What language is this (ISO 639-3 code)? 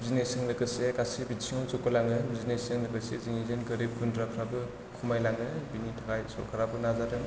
brx